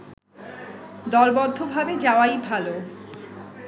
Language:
Bangla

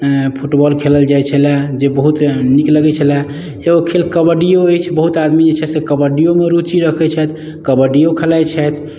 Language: Maithili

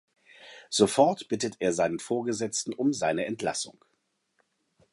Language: German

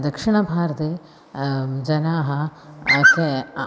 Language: Sanskrit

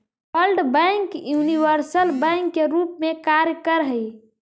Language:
Magahi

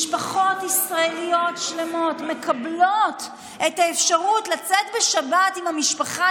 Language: Hebrew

